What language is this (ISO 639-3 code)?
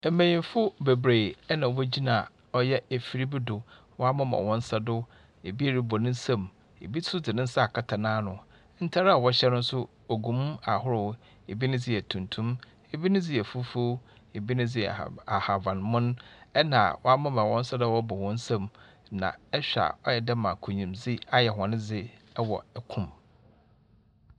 aka